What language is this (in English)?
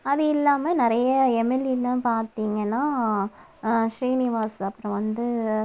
Tamil